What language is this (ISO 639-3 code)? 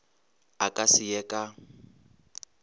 nso